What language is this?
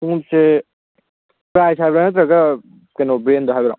Manipuri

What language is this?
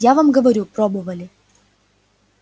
Russian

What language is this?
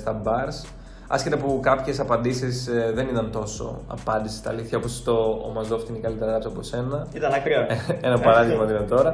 Greek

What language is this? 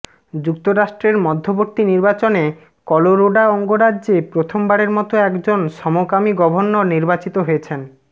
Bangla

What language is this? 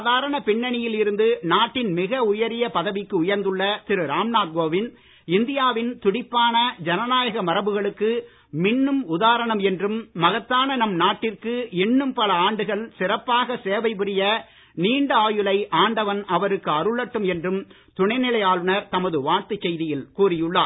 Tamil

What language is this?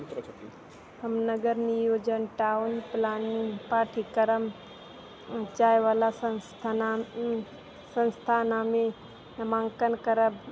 Maithili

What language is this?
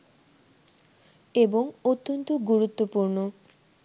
Bangla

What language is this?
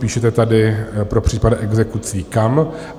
Czech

